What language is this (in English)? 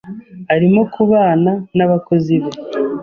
Kinyarwanda